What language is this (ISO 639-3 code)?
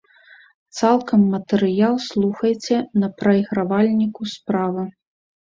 bel